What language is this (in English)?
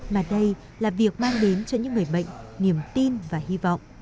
Vietnamese